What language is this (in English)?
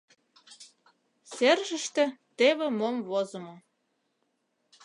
Mari